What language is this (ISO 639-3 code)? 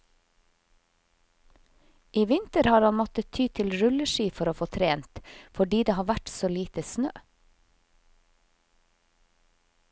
nor